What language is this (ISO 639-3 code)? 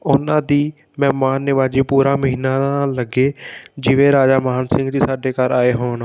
pan